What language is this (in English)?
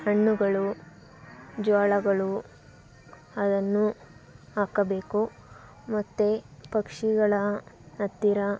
Kannada